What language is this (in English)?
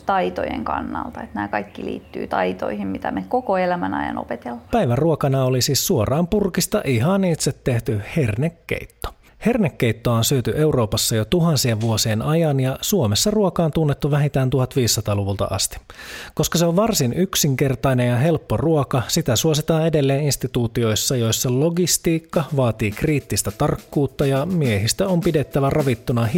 Finnish